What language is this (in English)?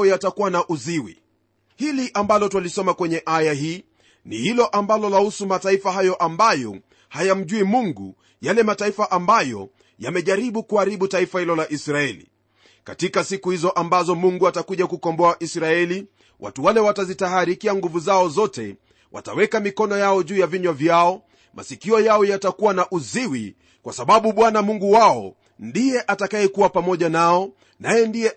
Swahili